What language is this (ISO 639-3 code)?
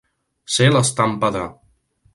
cat